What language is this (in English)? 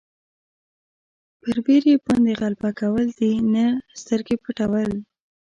Pashto